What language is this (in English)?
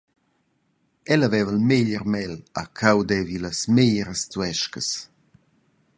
Romansh